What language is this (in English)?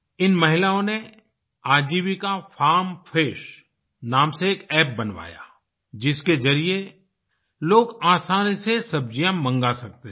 Hindi